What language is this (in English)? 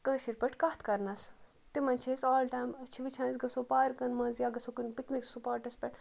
Kashmiri